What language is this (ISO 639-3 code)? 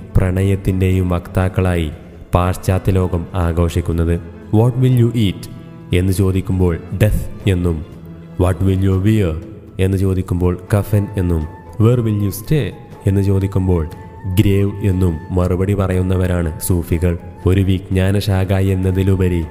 mal